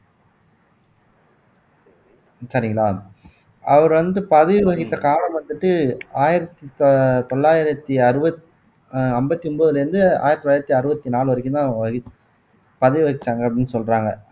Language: Tamil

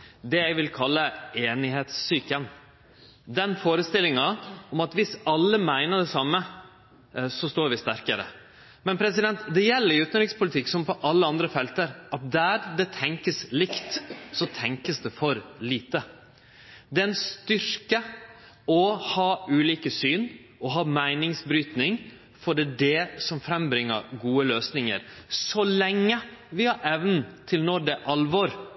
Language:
Norwegian Nynorsk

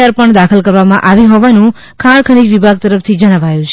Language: Gujarati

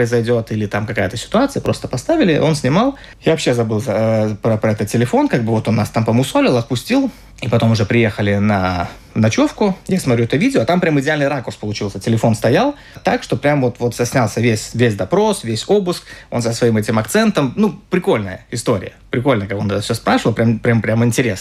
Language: Russian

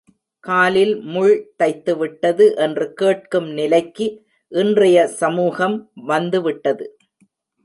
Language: Tamil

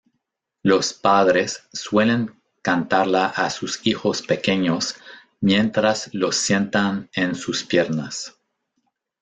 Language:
Spanish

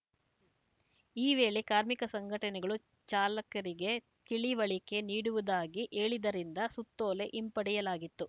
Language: Kannada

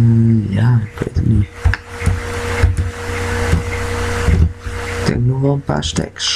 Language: Dutch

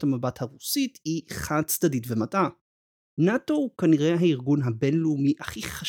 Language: Hebrew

